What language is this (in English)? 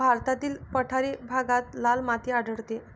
Marathi